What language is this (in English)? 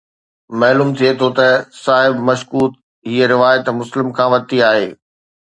Sindhi